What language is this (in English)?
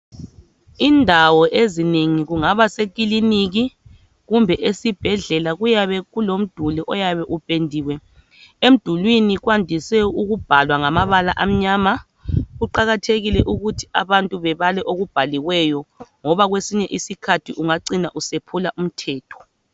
North Ndebele